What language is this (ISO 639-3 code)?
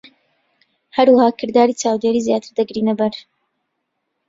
ckb